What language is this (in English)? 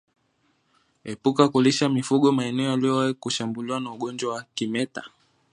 Swahili